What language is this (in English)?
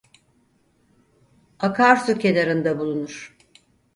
Turkish